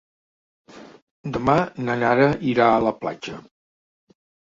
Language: Catalan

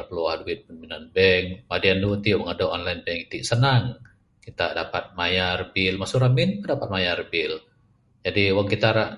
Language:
Bukar-Sadung Bidayuh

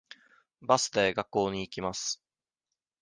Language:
Japanese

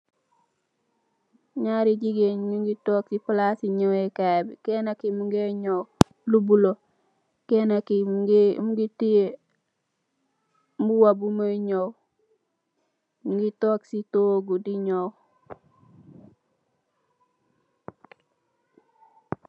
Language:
Wolof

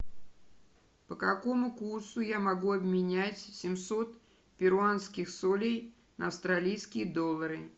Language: Russian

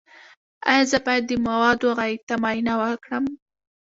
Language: Pashto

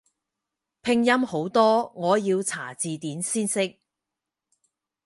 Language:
Cantonese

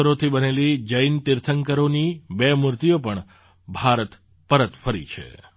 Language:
Gujarati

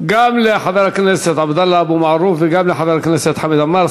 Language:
Hebrew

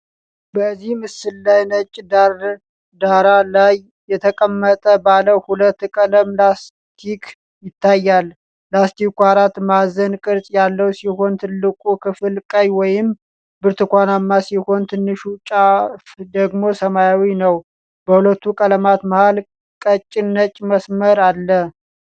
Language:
Amharic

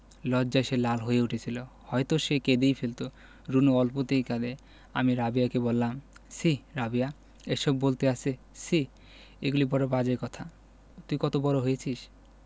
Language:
Bangla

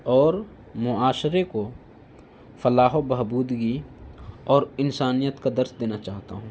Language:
Urdu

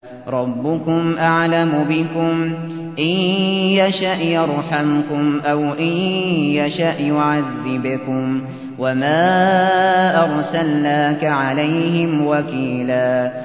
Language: Arabic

